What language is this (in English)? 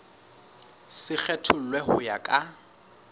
Southern Sotho